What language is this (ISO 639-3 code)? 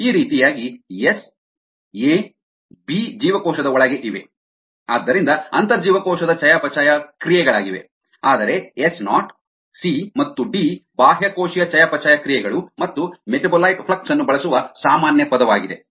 kan